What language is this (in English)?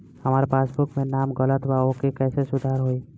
Bhojpuri